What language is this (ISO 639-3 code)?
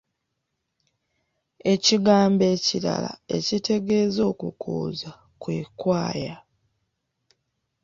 lug